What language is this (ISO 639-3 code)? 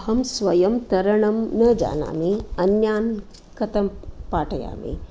san